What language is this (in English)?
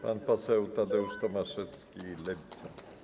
Polish